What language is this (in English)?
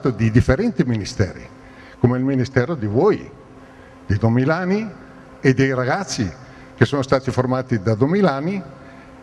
Italian